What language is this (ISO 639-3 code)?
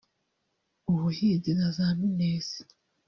kin